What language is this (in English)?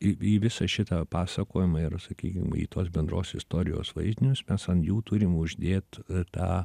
Lithuanian